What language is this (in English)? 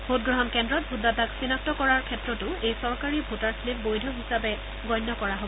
Assamese